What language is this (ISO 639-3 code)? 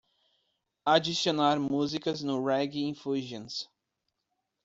por